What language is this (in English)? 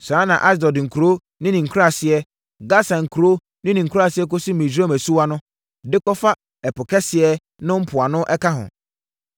Akan